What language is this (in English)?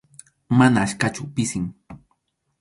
Arequipa-La Unión Quechua